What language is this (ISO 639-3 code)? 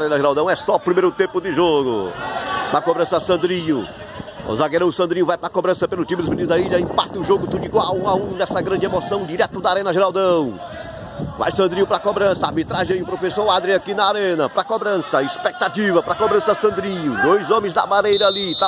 por